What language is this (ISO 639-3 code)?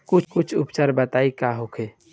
bho